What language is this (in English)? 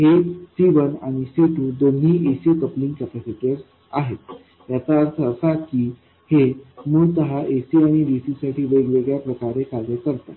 Marathi